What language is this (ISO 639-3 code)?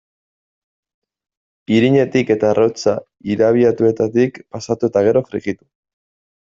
eus